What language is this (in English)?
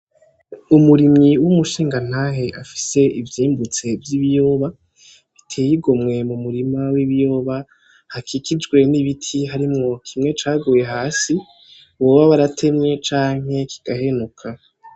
Rundi